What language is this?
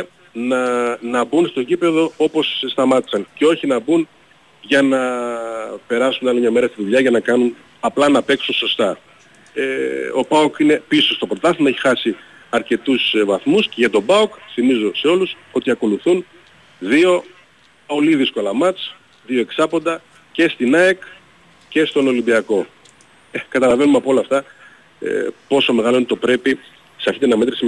Greek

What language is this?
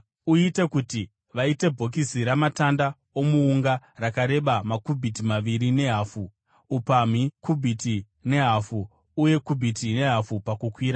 Shona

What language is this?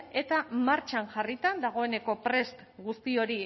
Basque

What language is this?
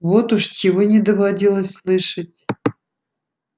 Russian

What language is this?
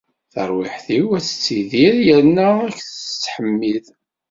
Kabyle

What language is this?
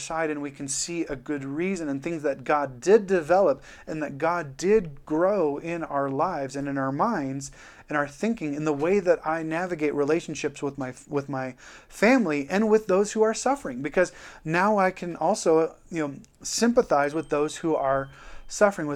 English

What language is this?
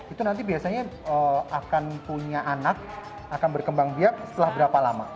Indonesian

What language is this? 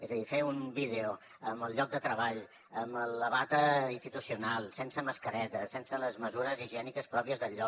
Catalan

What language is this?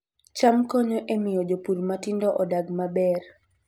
Luo (Kenya and Tanzania)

